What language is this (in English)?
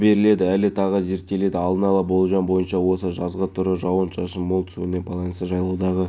Kazakh